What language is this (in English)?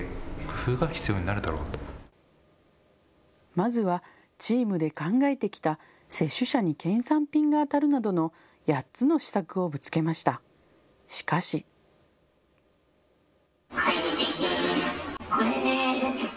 Japanese